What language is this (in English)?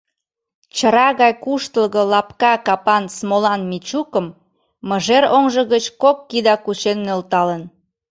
Mari